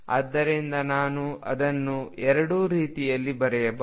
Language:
Kannada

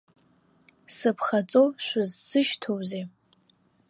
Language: Abkhazian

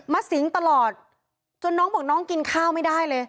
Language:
Thai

